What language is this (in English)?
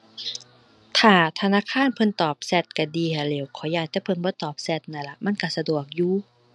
Thai